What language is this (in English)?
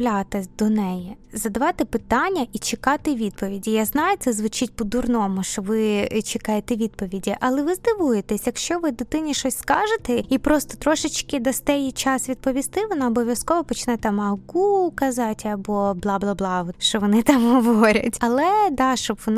Ukrainian